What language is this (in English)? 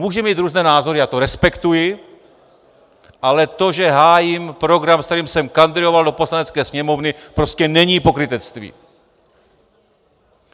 Czech